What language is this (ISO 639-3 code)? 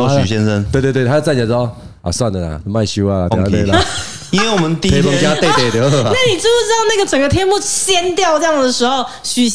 zho